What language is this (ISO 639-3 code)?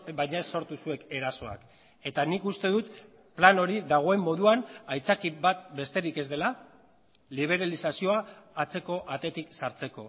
eus